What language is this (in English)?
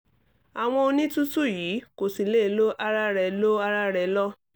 Yoruba